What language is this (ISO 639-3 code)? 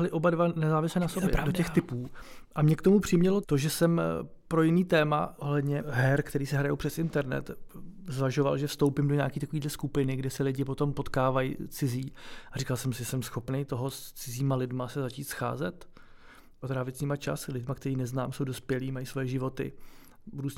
ces